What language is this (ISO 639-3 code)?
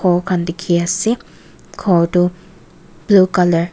nag